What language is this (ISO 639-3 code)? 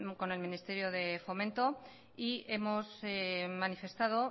spa